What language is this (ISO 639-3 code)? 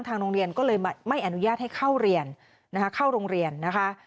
tha